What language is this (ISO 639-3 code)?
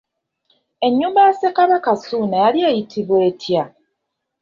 lug